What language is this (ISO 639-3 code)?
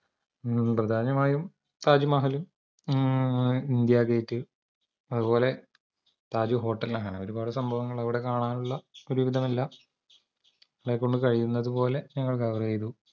mal